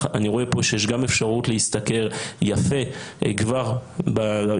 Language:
Hebrew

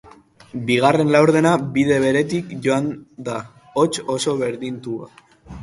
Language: Basque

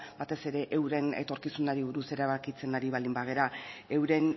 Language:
Basque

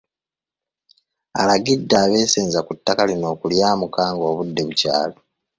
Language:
Ganda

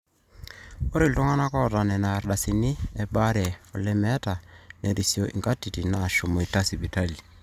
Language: Masai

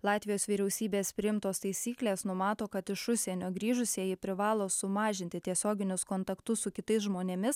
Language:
Lithuanian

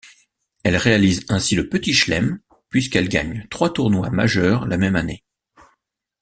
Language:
French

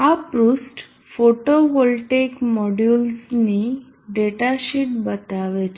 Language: Gujarati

